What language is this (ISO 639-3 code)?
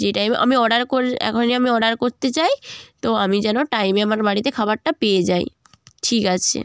ben